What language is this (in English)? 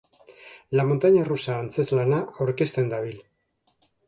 Basque